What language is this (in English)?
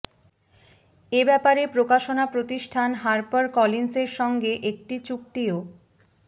Bangla